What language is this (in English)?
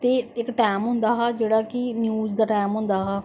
Dogri